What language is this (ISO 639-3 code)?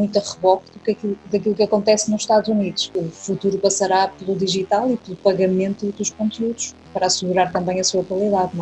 por